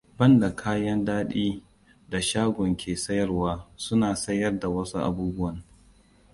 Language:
Hausa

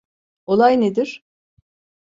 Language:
Turkish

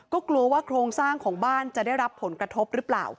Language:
Thai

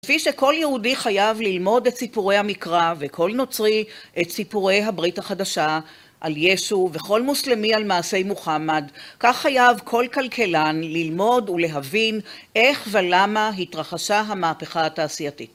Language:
Hebrew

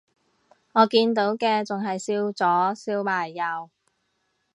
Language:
Cantonese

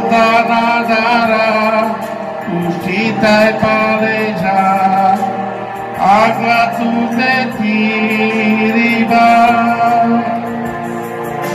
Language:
Romanian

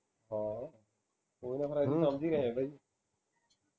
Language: Punjabi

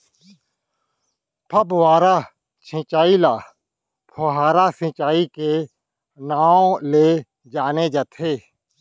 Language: Chhattisgarhi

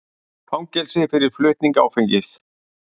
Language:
Icelandic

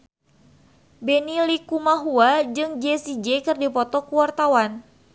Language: Sundanese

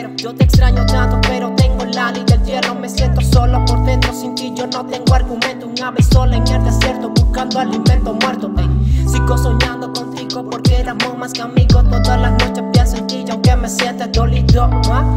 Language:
Spanish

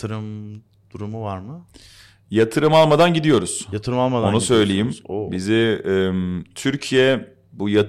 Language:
Turkish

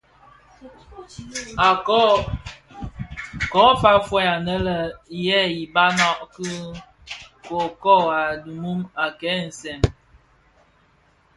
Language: Bafia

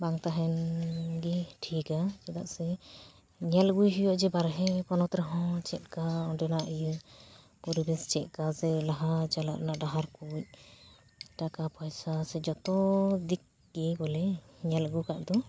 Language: Santali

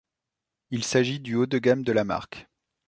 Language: French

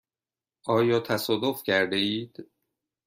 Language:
Persian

